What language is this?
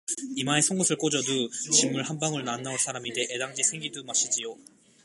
Korean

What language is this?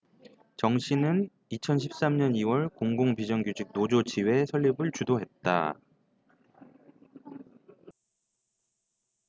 Korean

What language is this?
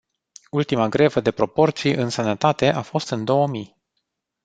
Romanian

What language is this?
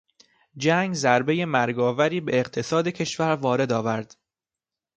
Persian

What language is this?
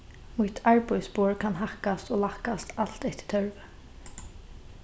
Faroese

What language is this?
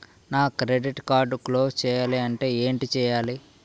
Telugu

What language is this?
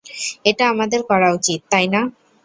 Bangla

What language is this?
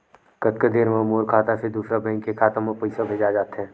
Chhattisgarhi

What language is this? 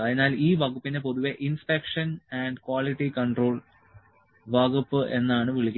Malayalam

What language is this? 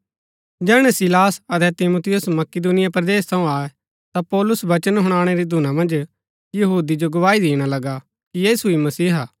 Gaddi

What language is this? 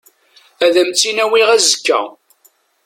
Kabyle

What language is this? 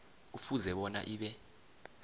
South Ndebele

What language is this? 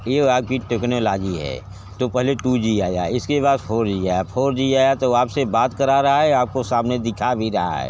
Hindi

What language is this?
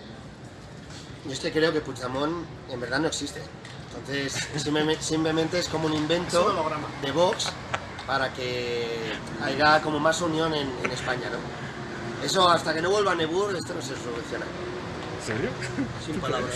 Spanish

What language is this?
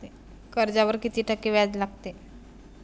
Marathi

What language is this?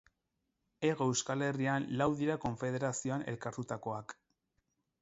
Basque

